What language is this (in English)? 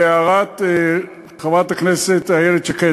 Hebrew